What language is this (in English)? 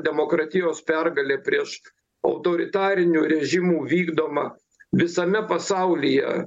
Lithuanian